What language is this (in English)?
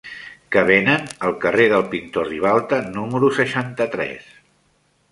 Catalan